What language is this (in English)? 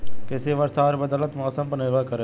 Bhojpuri